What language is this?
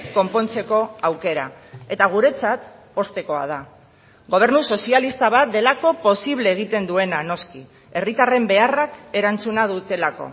Basque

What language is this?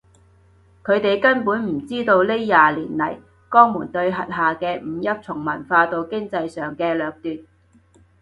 Cantonese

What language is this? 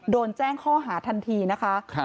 Thai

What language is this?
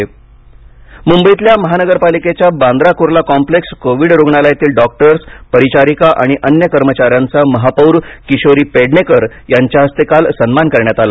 Marathi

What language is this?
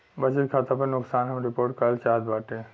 Bhojpuri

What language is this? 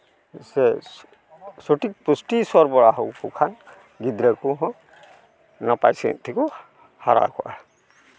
Santali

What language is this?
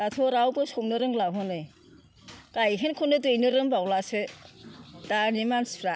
Bodo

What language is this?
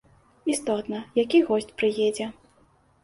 Belarusian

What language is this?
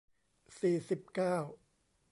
Thai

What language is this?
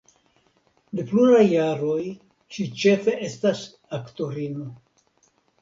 Esperanto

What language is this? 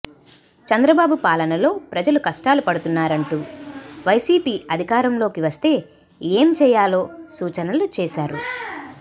Telugu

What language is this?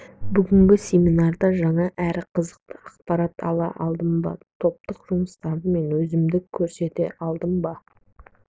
Kazakh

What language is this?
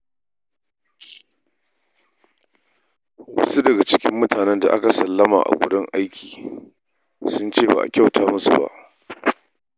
Hausa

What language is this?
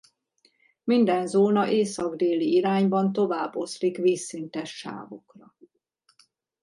Hungarian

